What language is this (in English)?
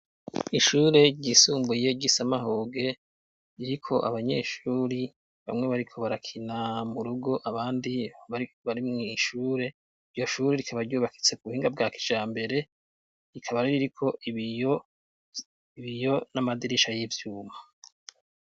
Rundi